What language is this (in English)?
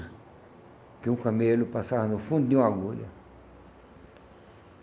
Portuguese